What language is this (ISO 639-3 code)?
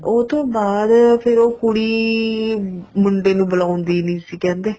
pan